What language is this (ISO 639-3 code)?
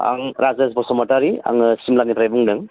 brx